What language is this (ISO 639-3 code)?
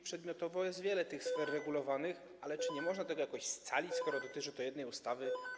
pol